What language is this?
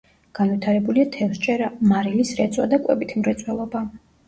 Georgian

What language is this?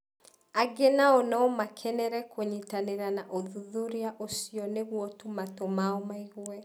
Kikuyu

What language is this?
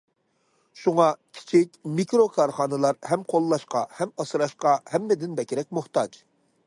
Uyghur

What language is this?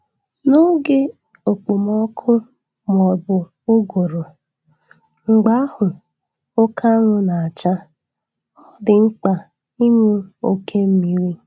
Igbo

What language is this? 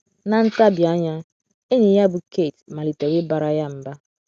Igbo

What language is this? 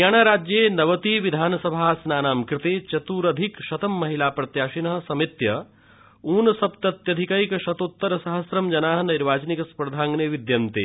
Sanskrit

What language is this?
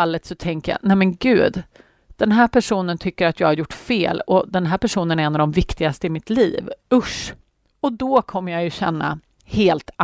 Swedish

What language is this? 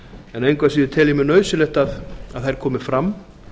Icelandic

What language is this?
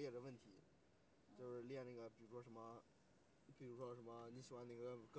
Chinese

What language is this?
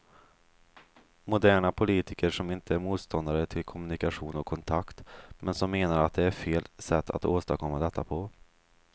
Swedish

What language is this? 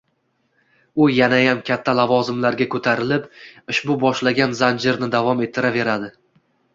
Uzbek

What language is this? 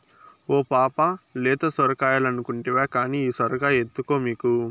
Telugu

